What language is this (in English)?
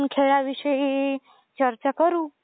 Marathi